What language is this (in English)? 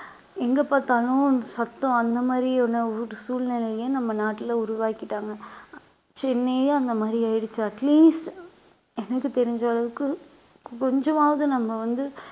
Tamil